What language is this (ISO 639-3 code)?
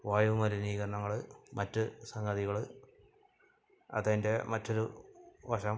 mal